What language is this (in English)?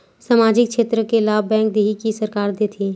Chhattisgarhi